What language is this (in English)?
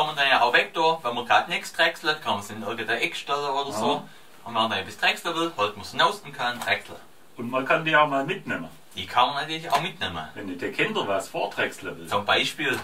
German